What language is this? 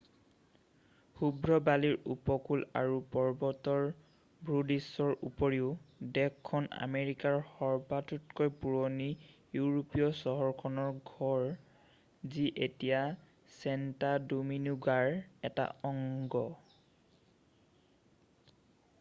Assamese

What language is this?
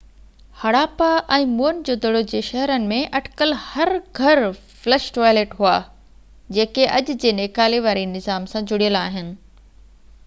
Sindhi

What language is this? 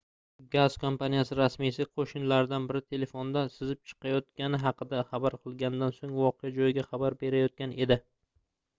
Uzbek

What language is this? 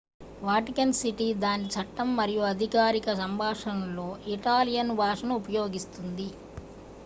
Telugu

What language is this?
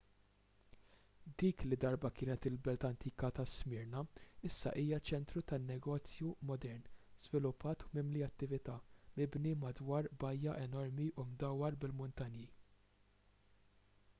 Maltese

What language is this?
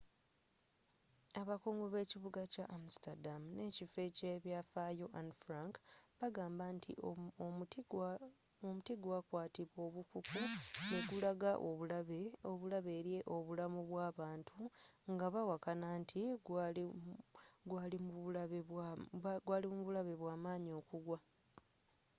Ganda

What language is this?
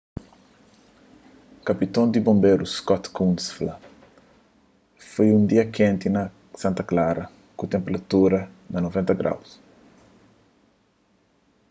Kabuverdianu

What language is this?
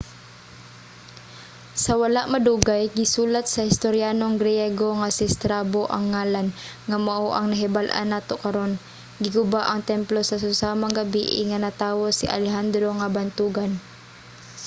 Cebuano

